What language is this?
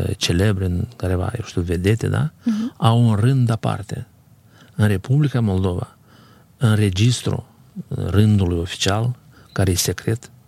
Romanian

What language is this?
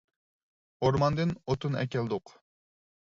Uyghur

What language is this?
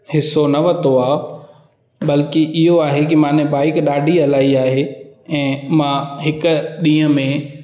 Sindhi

